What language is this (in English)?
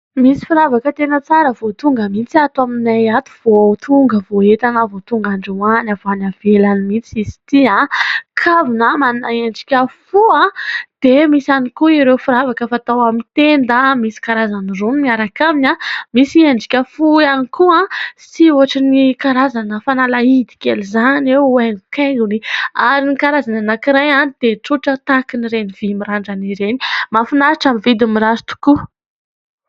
Malagasy